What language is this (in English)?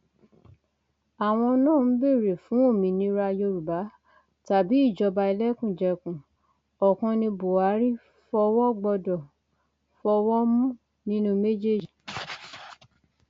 Yoruba